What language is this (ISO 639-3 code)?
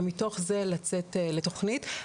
heb